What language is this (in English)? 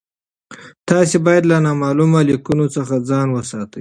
Pashto